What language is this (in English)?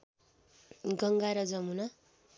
Nepali